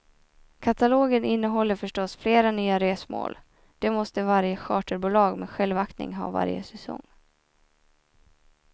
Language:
Swedish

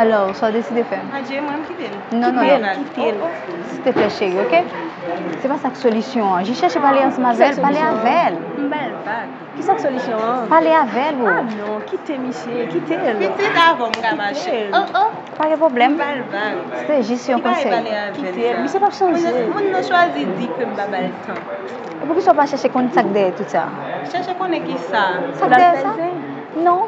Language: French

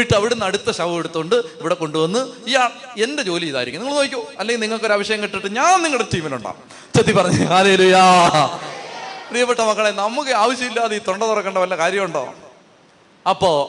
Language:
Malayalam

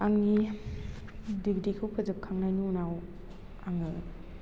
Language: Bodo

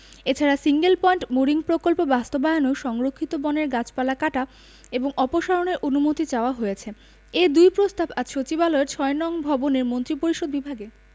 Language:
Bangla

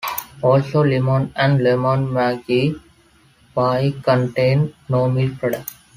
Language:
English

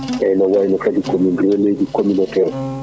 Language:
Fula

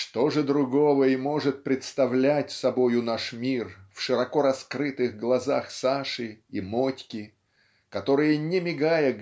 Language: Russian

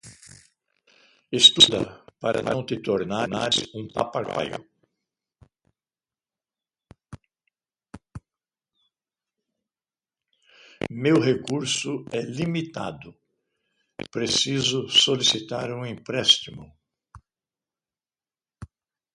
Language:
Portuguese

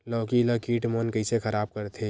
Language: Chhattisgarhi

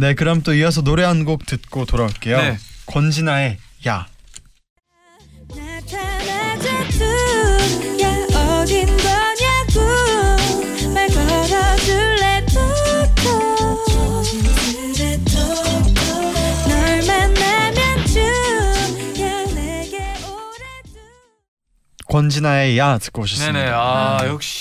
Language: Korean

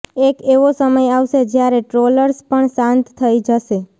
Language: Gujarati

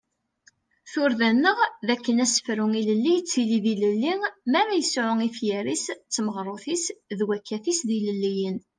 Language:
Kabyle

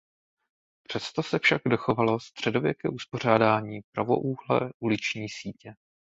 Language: Czech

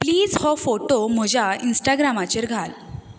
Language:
Konkani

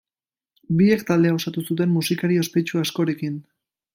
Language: Basque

